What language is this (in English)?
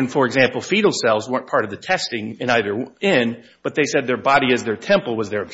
English